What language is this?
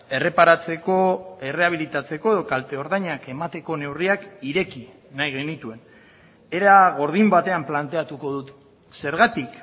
Basque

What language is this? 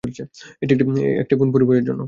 Bangla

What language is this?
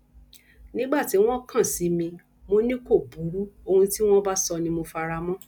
Yoruba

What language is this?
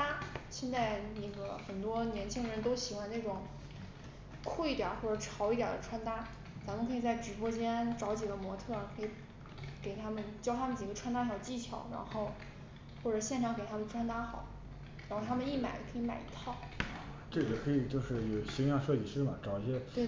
Chinese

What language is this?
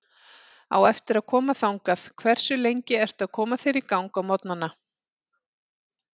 Icelandic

